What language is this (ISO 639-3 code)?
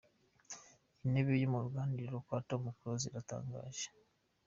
kin